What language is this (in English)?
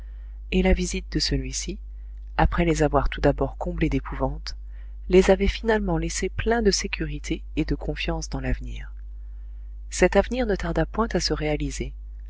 French